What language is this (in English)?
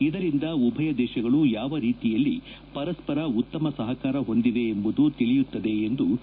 Kannada